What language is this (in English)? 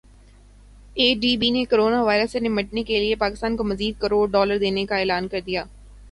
Urdu